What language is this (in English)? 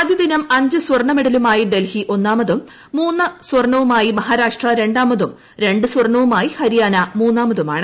Malayalam